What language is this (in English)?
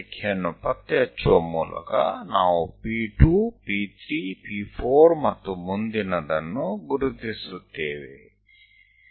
Gujarati